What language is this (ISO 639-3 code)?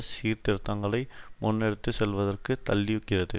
tam